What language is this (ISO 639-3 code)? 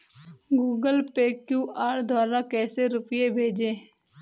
hin